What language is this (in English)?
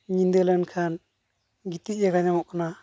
Santali